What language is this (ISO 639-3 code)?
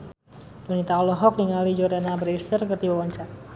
sun